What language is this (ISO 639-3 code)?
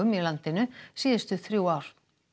isl